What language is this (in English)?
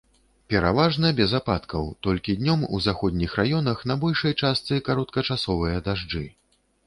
Belarusian